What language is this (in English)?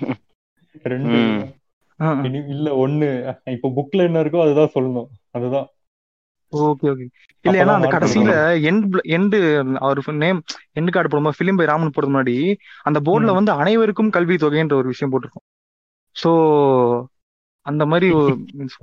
Tamil